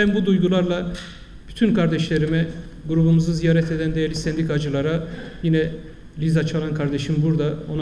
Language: Turkish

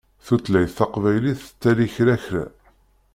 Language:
Kabyle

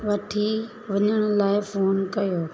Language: Sindhi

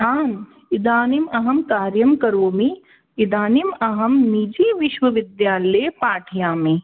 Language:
Sanskrit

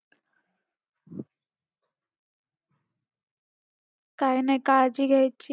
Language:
Marathi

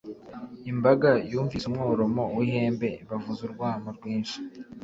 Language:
Kinyarwanda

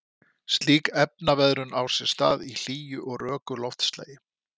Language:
Icelandic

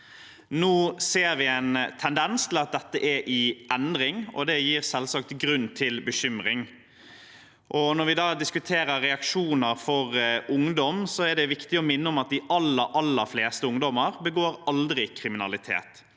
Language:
Norwegian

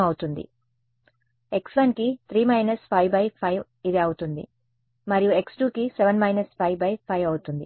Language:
Telugu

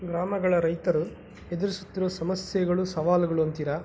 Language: Kannada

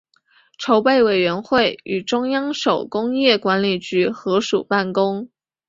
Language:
Chinese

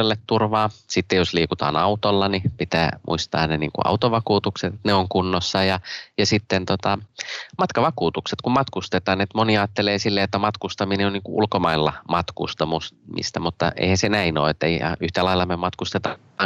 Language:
Finnish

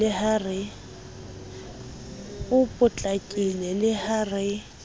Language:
Southern Sotho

